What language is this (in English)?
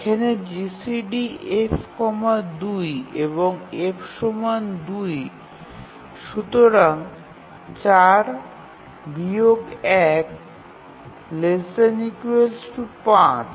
Bangla